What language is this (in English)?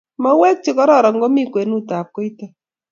Kalenjin